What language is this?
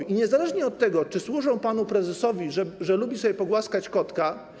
Polish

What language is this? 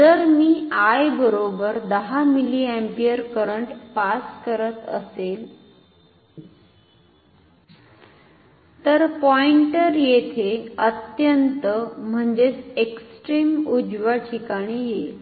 Marathi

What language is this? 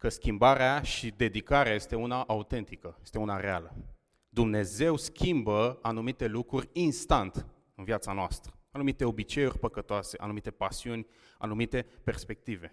Romanian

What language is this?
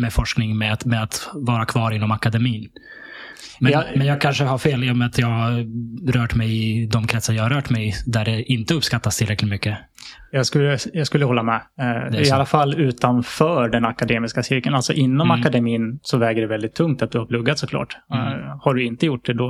Swedish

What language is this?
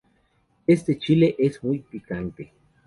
Spanish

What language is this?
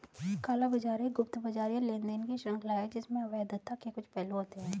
Hindi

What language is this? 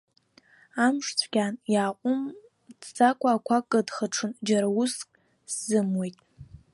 Abkhazian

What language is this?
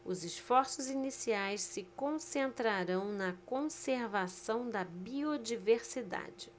Portuguese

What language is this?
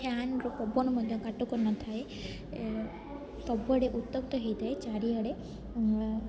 Odia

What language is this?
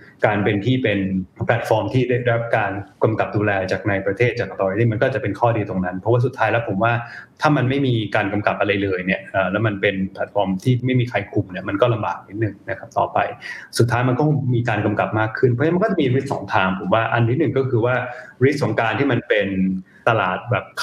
Thai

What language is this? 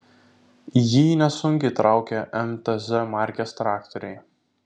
Lithuanian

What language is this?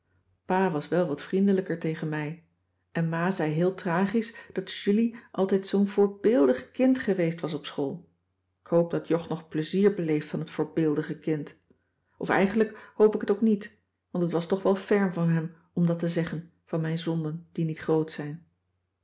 Dutch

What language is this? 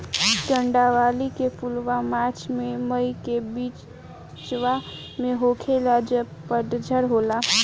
Bhojpuri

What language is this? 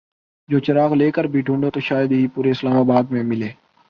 Urdu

